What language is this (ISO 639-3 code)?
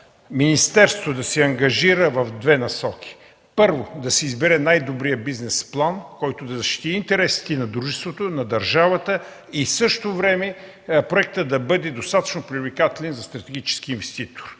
bul